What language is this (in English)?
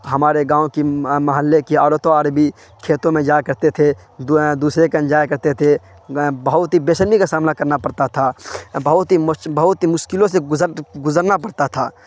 Urdu